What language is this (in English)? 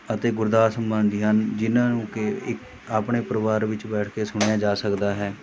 Punjabi